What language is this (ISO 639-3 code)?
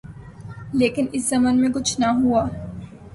urd